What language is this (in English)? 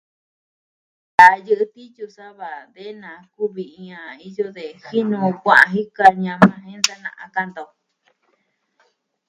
Southwestern Tlaxiaco Mixtec